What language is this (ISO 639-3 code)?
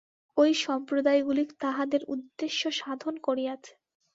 ben